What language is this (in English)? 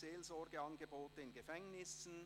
Swiss German